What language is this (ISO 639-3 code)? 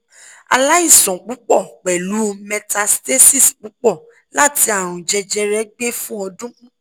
yor